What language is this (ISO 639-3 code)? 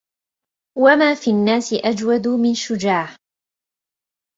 ara